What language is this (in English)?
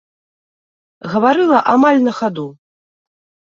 Belarusian